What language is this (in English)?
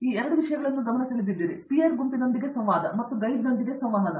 Kannada